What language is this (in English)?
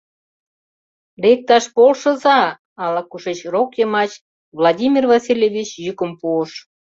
Mari